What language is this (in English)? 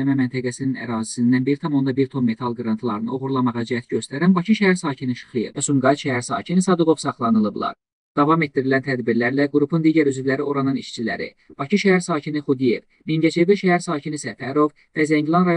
Turkish